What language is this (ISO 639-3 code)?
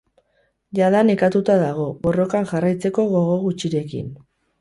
eus